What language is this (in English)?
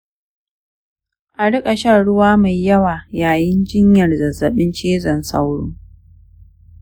Hausa